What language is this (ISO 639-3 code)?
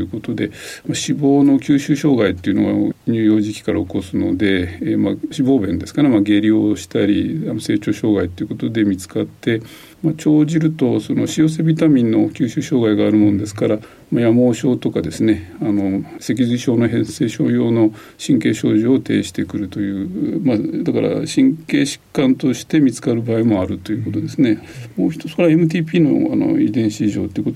jpn